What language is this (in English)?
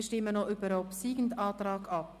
Swiss German